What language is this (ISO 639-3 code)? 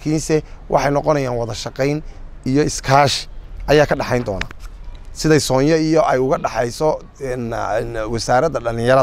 ara